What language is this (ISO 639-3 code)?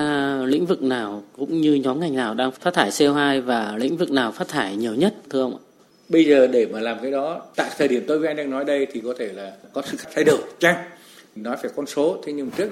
vie